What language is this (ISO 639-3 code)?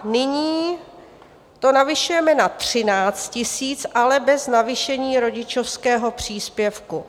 ces